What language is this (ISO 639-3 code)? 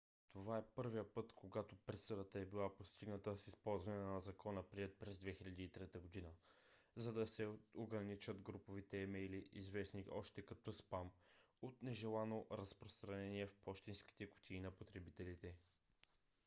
bul